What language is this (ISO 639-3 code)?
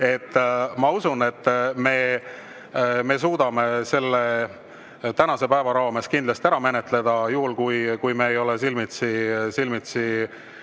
est